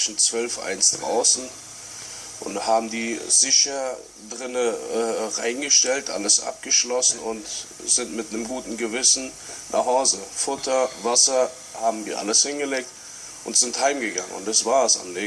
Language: German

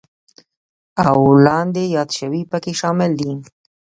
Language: Pashto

